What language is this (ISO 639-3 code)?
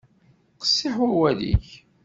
kab